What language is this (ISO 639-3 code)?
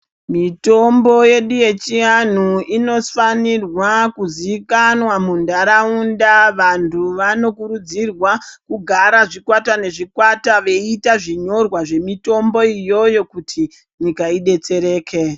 ndc